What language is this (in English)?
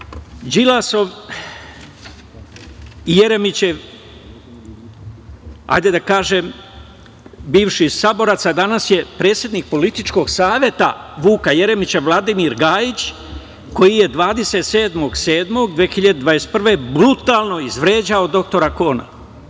Serbian